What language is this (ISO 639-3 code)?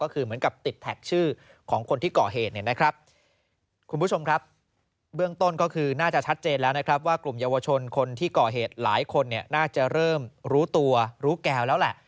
tha